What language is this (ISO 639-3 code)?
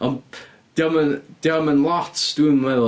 cym